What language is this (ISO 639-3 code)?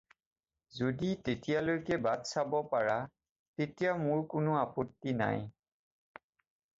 asm